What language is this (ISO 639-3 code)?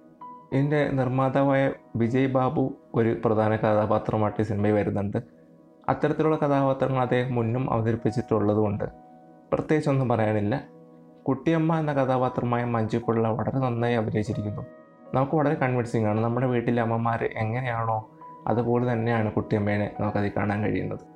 mal